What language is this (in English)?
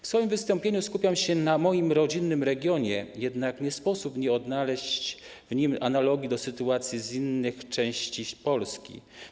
Polish